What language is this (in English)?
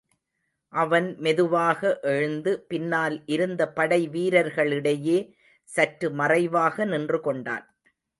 Tamil